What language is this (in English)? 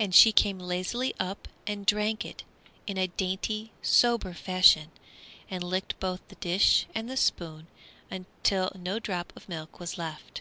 English